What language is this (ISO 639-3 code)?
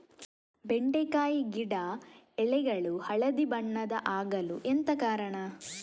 kan